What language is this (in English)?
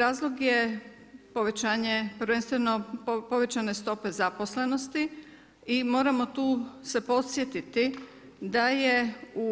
Croatian